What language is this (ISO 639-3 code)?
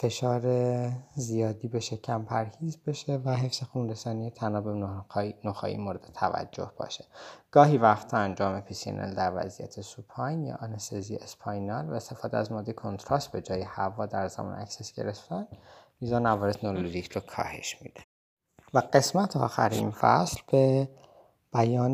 fas